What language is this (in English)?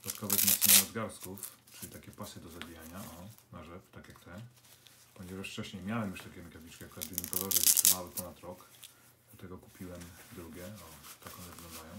Polish